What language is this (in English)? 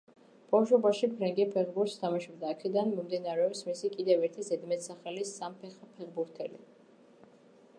Georgian